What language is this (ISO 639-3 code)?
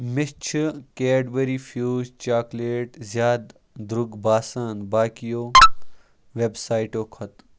kas